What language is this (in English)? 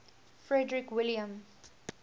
English